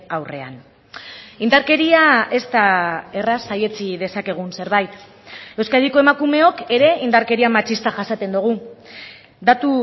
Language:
Basque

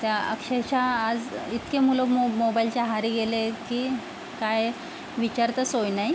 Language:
Marathi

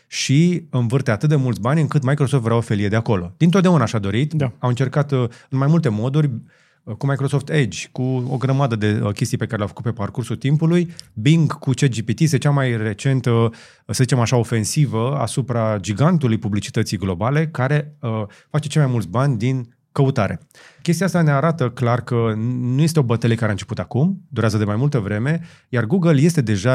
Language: Romanian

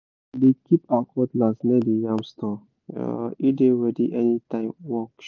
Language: Nigerian Pidgin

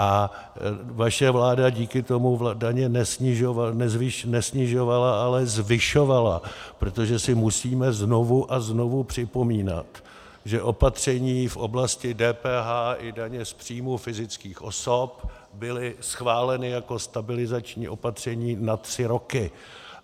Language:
Czech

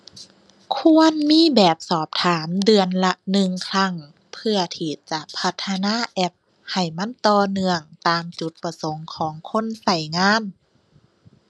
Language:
Thai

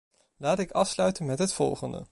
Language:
Dutch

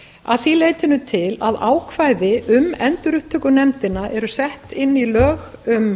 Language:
Icelandic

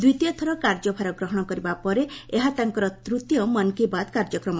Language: Odia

